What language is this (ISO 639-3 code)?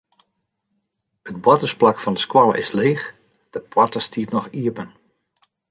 fry